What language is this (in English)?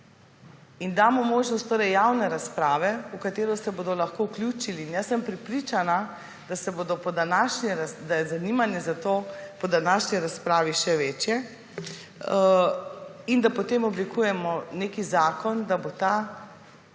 Slovenian